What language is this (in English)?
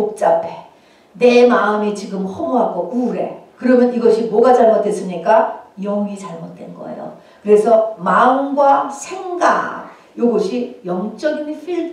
Korean